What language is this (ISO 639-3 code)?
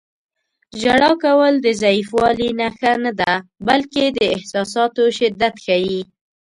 pus